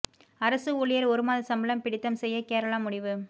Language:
Tamil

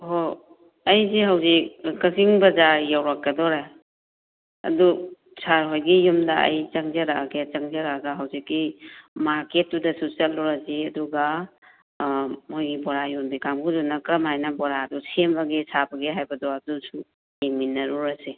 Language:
Manipuri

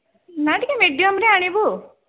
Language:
Odia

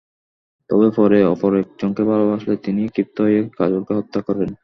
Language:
Bangla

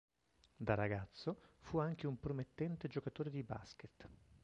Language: Italian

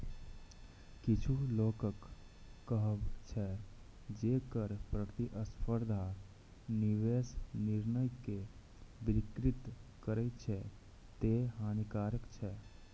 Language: Maithili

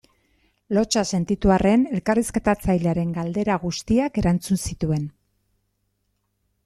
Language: Basque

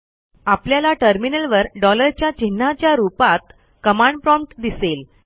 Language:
Marathi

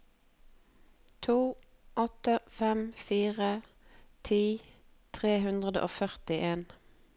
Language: Norwegian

